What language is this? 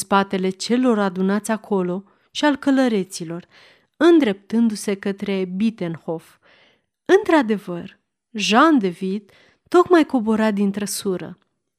Romanian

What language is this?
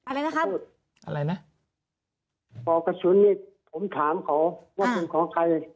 Thai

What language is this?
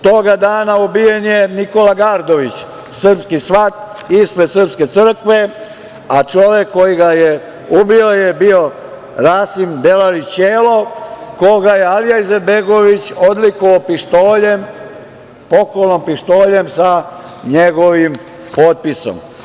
Serbian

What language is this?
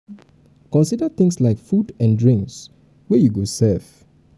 Nigerian Pidgin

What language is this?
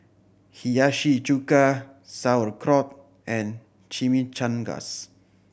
English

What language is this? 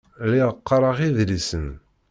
Kabyle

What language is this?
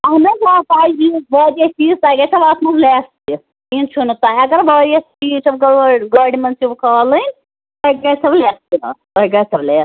Kashmiri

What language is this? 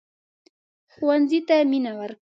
Pashto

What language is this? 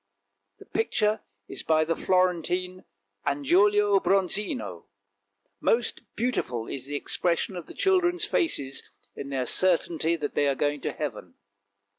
English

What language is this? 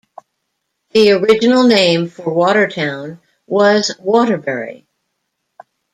English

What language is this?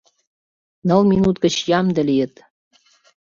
Mari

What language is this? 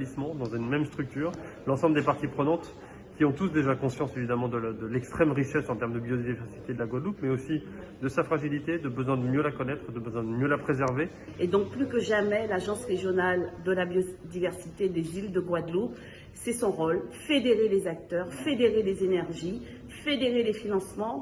French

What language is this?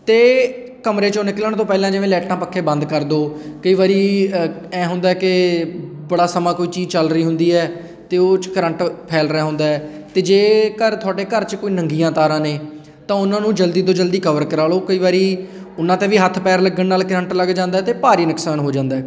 Punjabi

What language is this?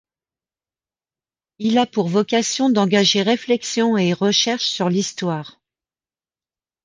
French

